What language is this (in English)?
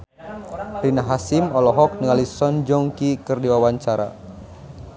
Sundanese